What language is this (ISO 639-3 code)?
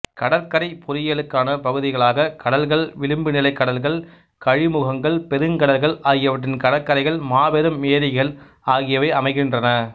tam